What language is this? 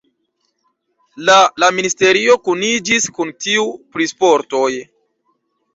Esperanto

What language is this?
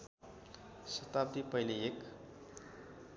Nepali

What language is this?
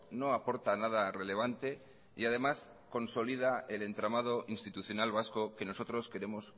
Spanish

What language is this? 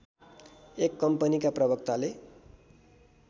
Nepali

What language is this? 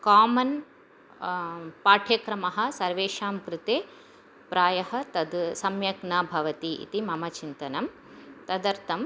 Sanskrit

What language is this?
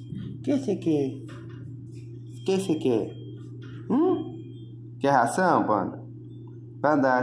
Portuguese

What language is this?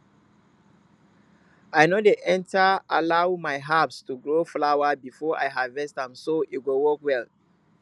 Nigerian Pidgin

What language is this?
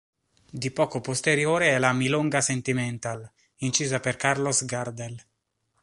Italian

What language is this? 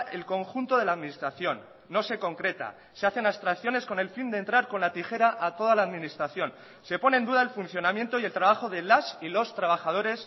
Spanish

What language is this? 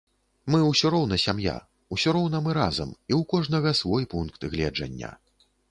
Belarusian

